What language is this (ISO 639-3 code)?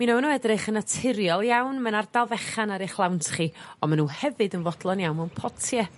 cym